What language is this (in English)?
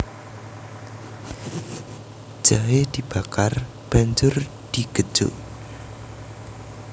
Javanese